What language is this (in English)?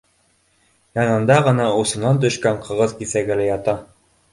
Bashkir